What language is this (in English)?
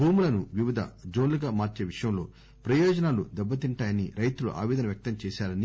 Telugu